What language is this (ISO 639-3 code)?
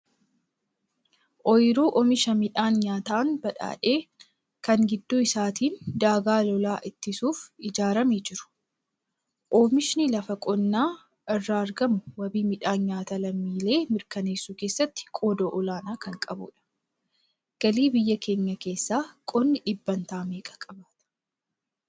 orm